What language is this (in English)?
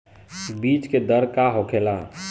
Bhojpuri